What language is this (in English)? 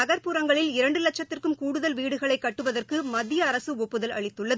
Tamil